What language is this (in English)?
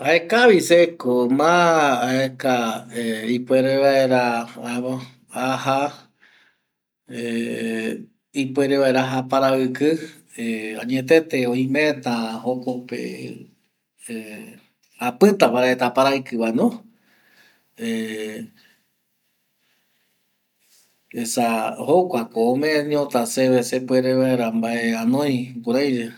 Eastern Bolivian Guaraní